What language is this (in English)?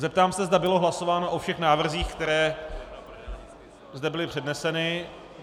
Czech